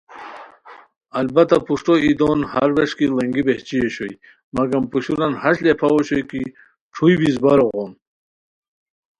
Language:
Khowar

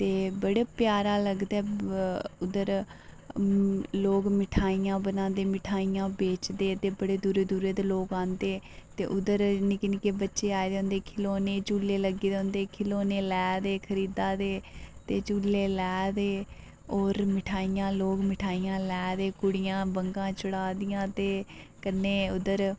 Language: Dogri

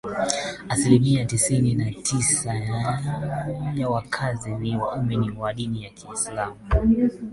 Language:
Swahili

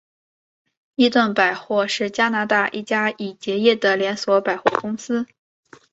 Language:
Chinese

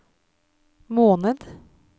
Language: Norwegian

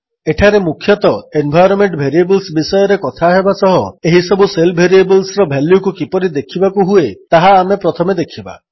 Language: Odia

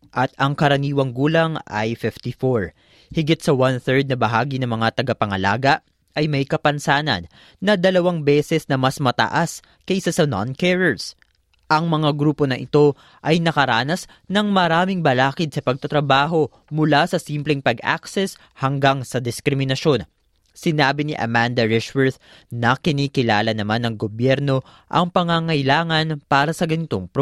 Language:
Filipino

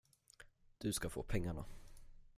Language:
Swedish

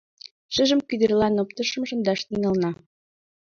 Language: Mari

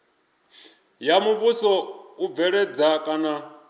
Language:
Venda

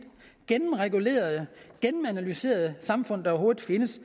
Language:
Danish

